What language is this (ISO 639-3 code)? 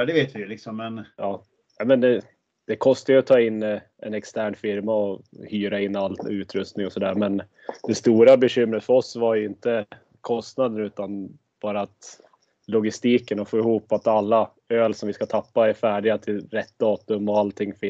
swe